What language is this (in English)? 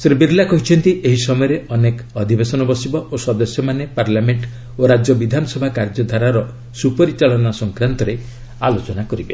Odia